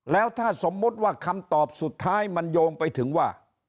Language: Thai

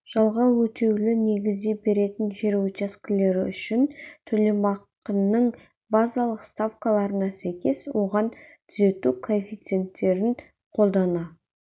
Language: Kazakh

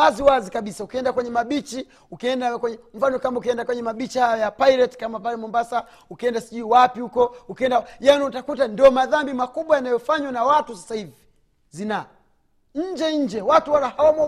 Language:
Swahili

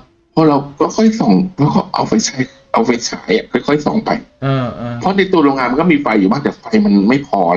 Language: Thai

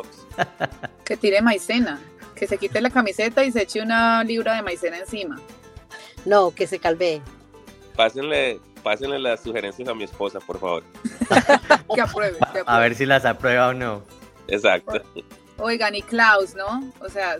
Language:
Spanish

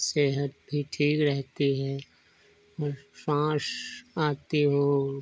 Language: Hindi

